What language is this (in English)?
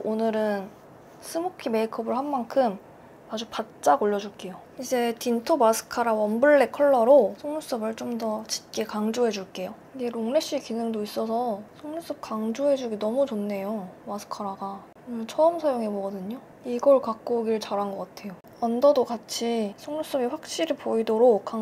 Korean